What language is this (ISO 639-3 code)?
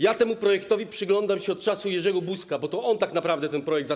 pol